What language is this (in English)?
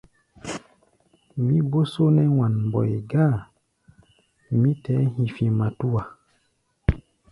Gbaya